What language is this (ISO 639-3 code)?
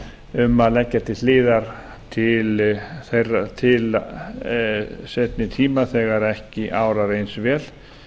isl